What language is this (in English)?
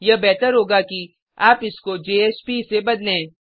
Hindi